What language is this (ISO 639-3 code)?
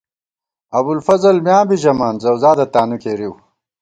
gwt